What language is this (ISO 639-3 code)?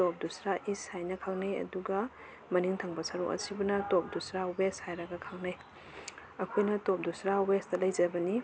mni